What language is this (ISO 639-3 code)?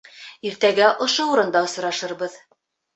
bak